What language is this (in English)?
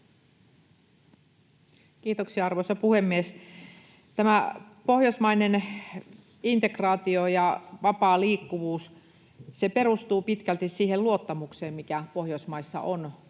Finnish